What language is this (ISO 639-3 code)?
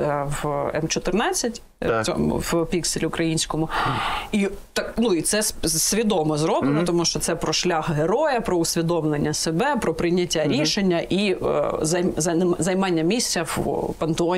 ukr